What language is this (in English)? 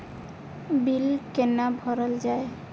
Maithili